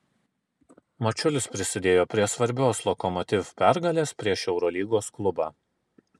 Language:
Lithuanian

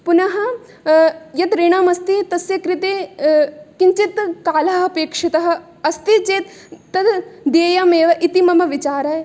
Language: Sanskrit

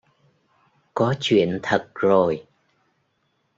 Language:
Vietnamese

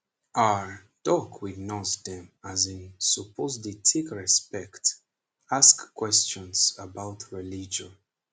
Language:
Nigerian Pidgin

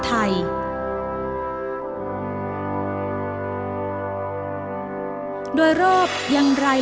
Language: Thai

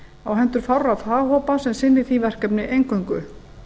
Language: Icelandic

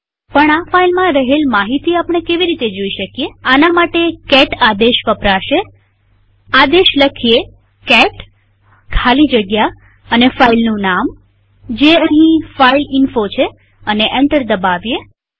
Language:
Gujarati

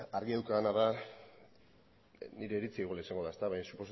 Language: Basque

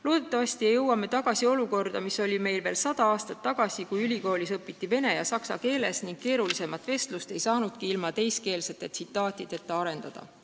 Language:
Estonian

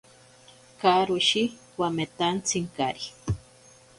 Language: Ashéninka Perené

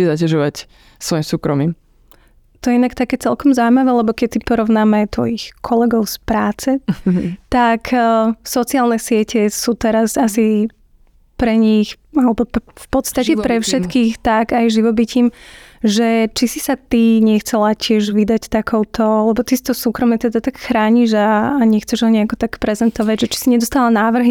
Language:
Slovak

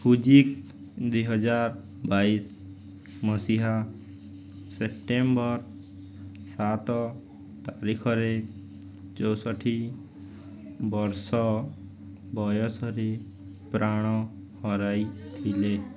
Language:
Odia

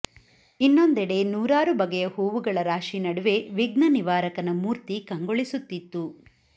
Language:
Kannada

